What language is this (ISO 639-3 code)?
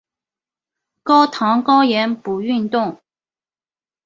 zho